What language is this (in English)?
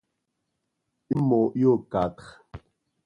Seri